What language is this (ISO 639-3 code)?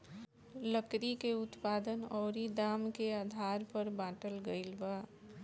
bho